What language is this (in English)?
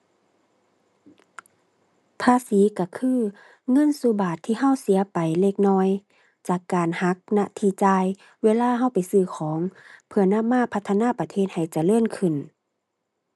Thai